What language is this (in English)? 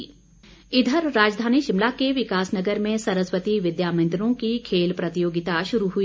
Hindi